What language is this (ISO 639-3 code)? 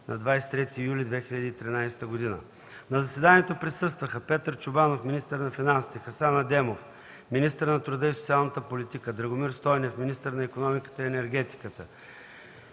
bul